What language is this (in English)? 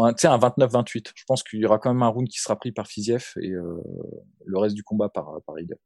French